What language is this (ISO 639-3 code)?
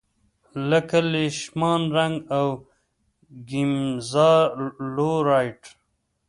pus